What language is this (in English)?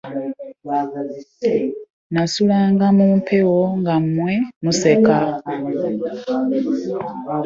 Ganda